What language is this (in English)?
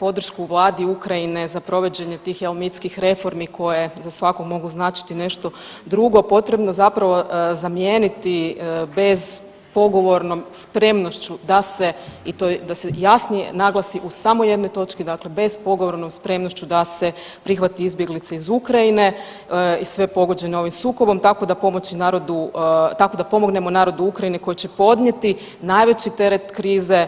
Croatian